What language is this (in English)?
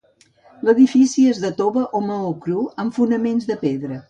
Catalan